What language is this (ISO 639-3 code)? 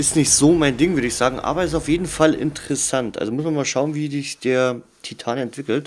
deu